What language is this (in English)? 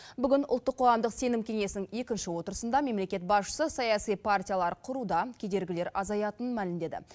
Kazakh